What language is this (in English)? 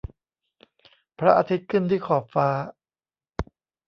Thai